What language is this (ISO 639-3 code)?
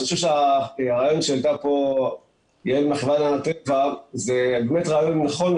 heb